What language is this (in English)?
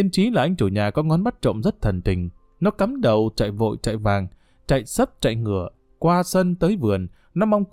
Vietnamese